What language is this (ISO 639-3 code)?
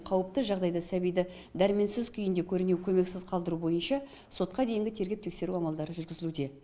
kaz